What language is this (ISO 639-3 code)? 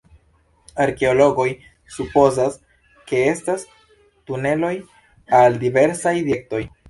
epo